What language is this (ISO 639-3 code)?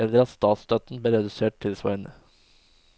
nor